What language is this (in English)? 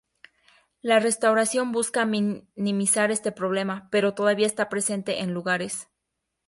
Spanish